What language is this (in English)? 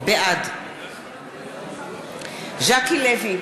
Hebrew